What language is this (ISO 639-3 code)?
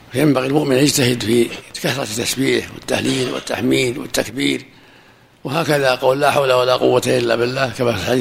ara